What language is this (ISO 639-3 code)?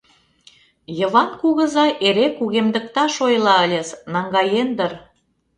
chm